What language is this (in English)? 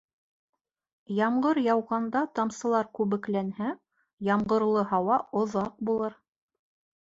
Bashkir